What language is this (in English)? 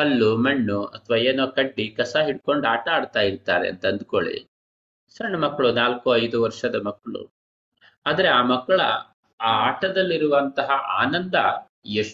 Kannada